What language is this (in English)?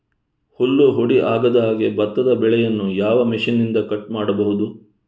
Kannada